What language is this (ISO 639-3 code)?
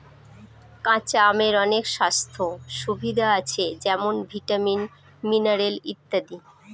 ben